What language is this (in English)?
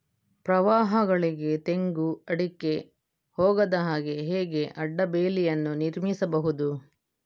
Kannada